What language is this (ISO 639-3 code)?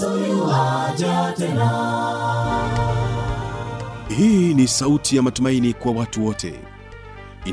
swa